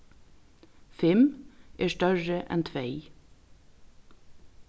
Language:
Faroese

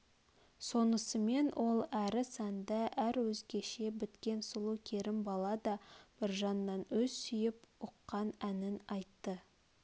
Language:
Kazakh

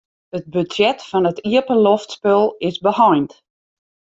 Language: Western Frisian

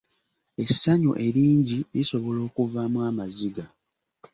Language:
Ganda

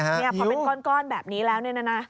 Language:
Thai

